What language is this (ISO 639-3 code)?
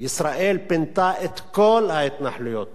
heb